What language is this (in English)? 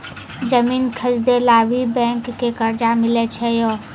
Maithili